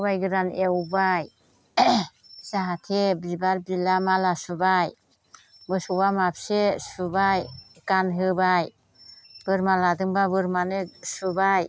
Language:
Bodo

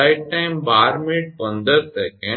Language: Gujarati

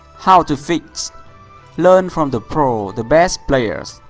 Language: English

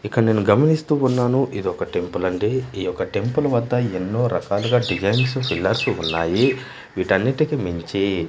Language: Telugu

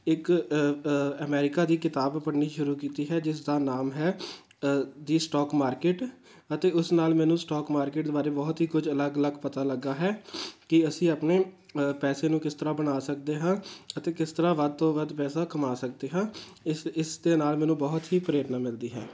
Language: Punjabi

